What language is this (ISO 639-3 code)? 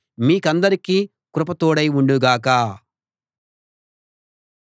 tel